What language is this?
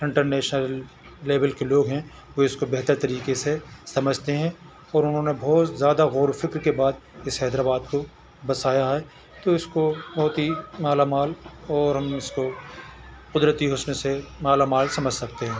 Urdu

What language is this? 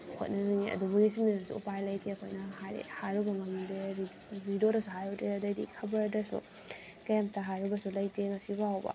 Manipuri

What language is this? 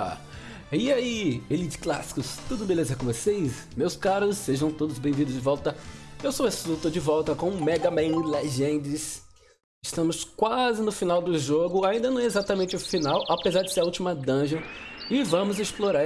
Portuguese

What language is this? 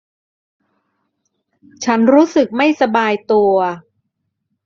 Thai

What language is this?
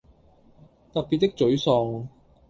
Cantonese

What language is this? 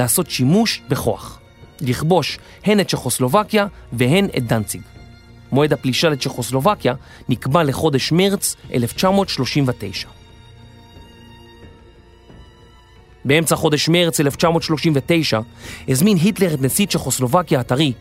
Hebrew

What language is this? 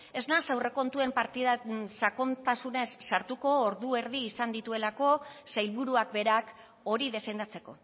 Basque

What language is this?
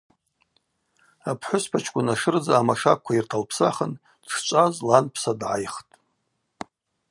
Abaza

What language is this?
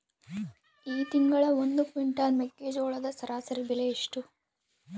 Kannada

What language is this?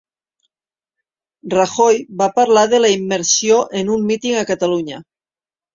Catalan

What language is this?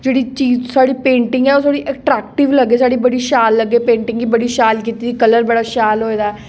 Dogri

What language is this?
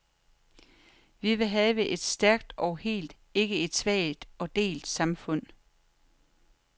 Danish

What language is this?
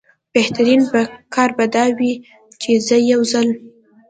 Pashto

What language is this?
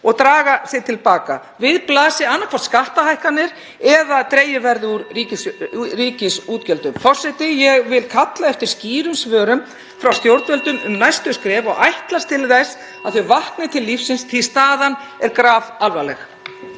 Icelandic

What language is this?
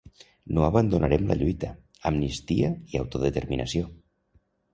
Catalan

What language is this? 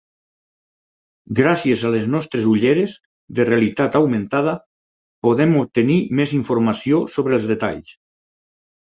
Catalan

